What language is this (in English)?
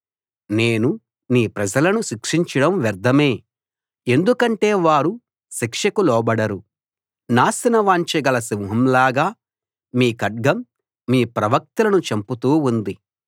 Telugu